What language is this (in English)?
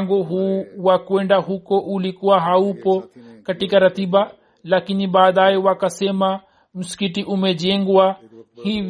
Swahili